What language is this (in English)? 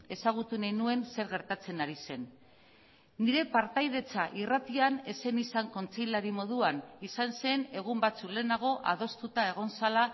Basque